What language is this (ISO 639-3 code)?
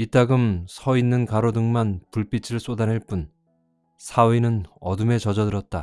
kor